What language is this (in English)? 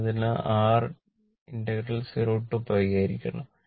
Malayalam